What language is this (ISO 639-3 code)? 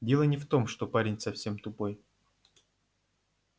rus